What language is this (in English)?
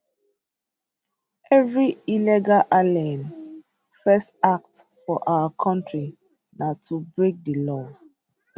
Nigerian Pidgin